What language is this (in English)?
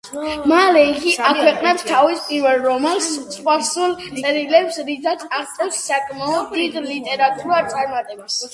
Georgian